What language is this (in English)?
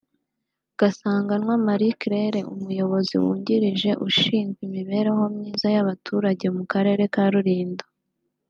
Kinyarwanda